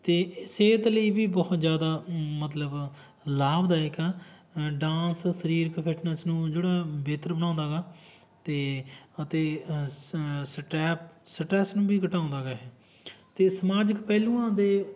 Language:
Punjabi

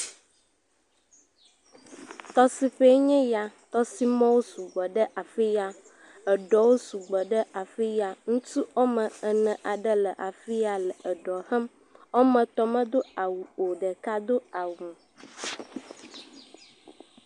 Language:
Ewe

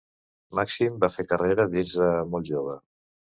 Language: Catalan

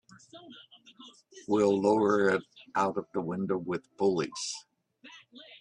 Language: English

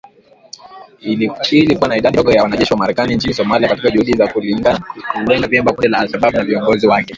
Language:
Swahili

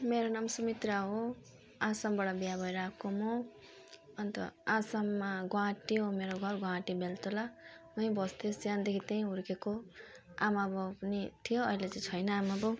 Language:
Nepali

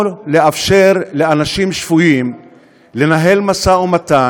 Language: Hebrew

